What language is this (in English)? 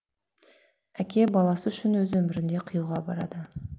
Kazakh